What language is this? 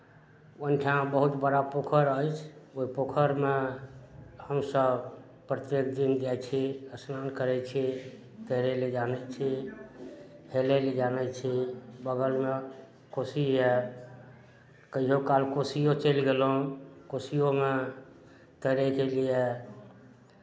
Maithili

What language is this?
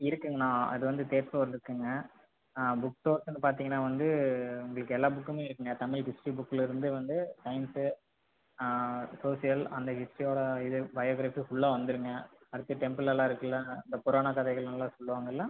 Tamil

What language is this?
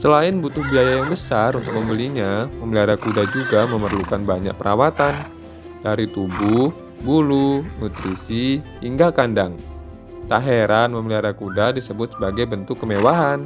Indonesian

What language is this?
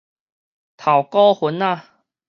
Min Nan Chinese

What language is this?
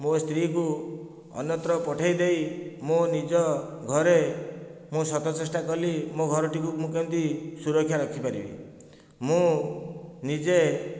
Odia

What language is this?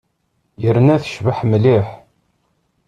Kabyle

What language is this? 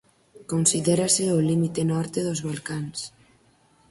Galician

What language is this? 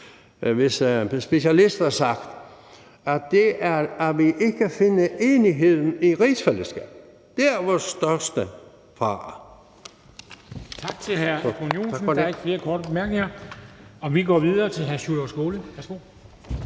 Danish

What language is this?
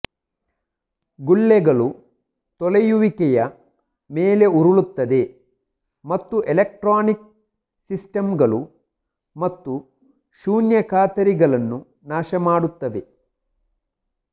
Kannada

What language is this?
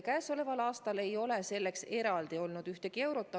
Estonian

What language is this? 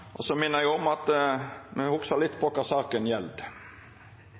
Norwegian Nynorsk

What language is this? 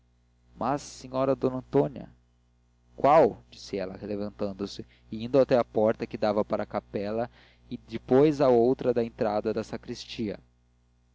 Portuguese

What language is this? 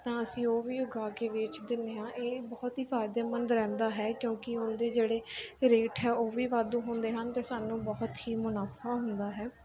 Punjabi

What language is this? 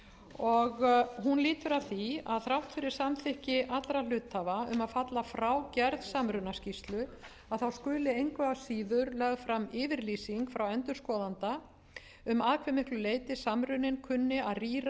Icelandic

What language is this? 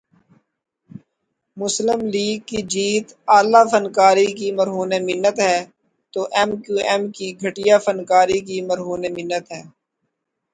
Urdu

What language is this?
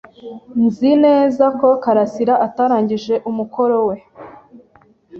Kinyarwanda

